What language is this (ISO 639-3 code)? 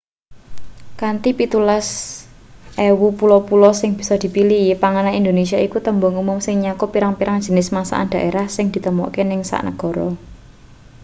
jav